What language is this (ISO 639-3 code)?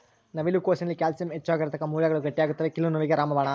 kan